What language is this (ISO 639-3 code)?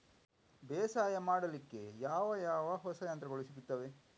kan